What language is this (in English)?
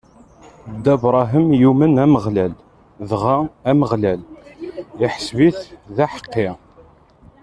Kabyle